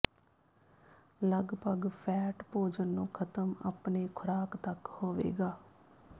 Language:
Punjabi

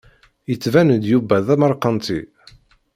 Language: Kabyle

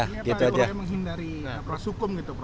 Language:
Indonesian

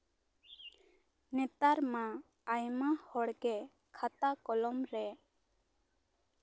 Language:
Santali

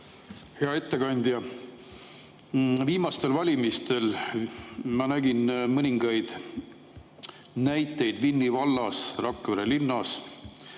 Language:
Estonian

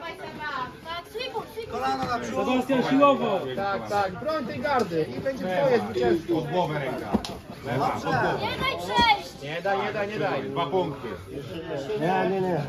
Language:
Polish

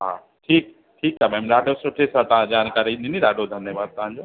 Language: Sindhi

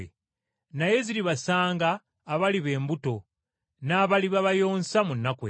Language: Ganda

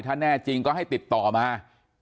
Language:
Thai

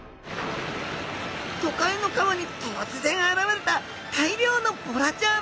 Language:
Japanese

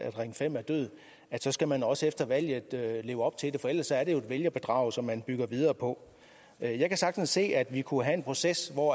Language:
Danish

